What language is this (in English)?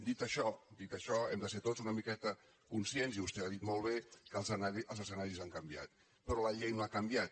Catalan